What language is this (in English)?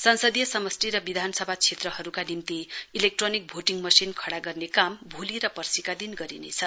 Nepali